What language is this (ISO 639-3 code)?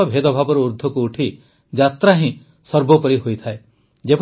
ori